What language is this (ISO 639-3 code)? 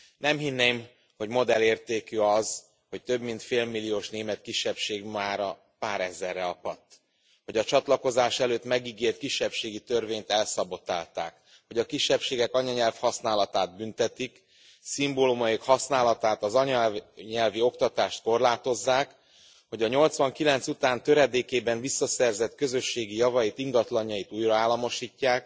hun